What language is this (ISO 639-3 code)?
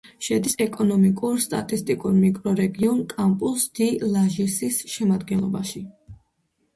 kat